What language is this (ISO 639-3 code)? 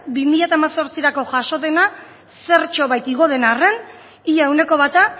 eus